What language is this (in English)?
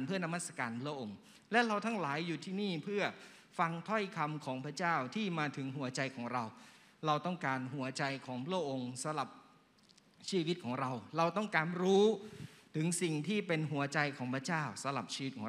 Thai